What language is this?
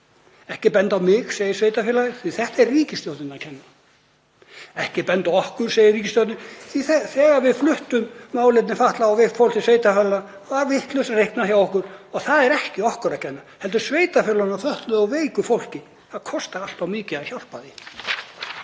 Icelandic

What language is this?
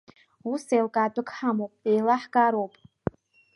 Abkhazian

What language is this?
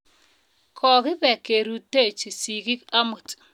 Kalenjin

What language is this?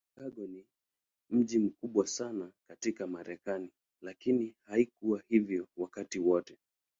Swahili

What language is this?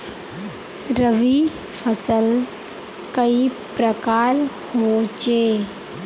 Magahi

